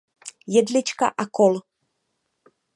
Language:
Czech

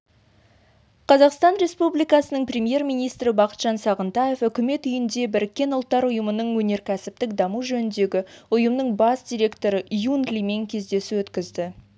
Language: Kazakh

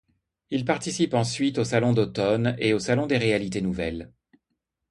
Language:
French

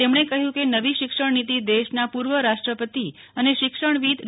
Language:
Gujarati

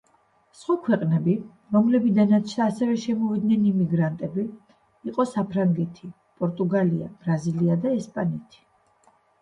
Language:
Georgian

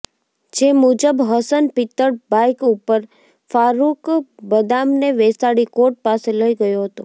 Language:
Gujarati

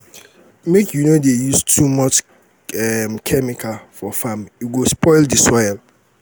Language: Nigerian Pidgin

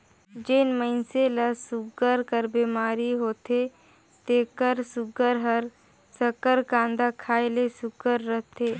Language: Chhattisgarhi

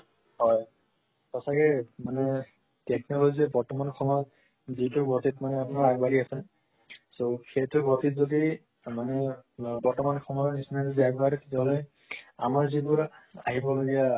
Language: Assamese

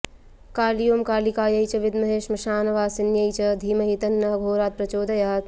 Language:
Sanskrit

